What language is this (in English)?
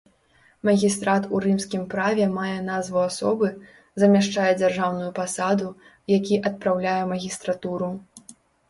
Belarusian